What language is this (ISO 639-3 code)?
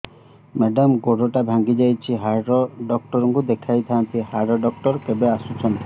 ori